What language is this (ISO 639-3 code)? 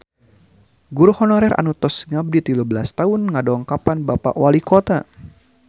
sun